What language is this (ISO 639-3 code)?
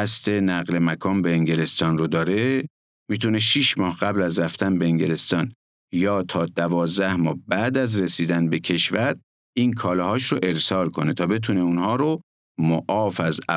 fas